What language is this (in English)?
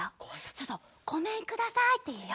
Japanese